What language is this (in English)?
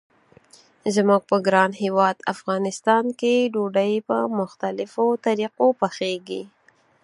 Pashto